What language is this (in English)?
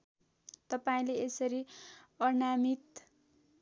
Nepali